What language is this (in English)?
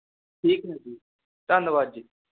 Punjabi